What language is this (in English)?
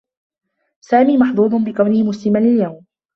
Arabic